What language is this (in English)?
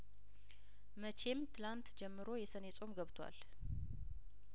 Amharic